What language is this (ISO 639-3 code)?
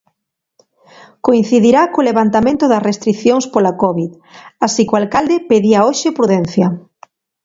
glg